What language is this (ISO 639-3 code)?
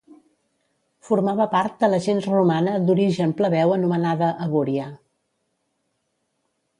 cat